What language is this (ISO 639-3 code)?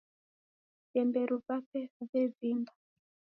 dav